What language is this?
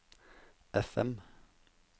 Norwegian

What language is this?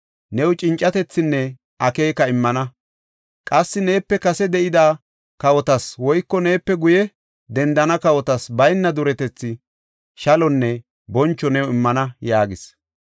Gofa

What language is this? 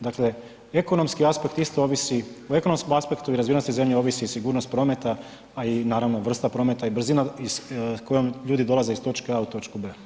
Croatian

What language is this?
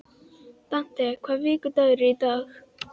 Icelandic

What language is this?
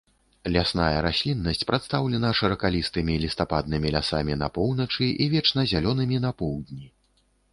Belarusian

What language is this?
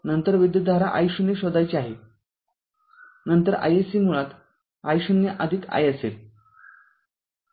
Marathi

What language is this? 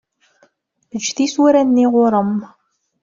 Kabyle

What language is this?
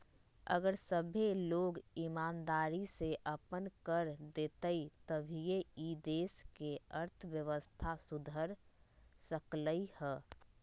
Magahi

